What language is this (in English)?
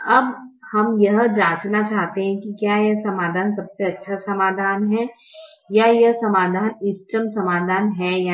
Hindi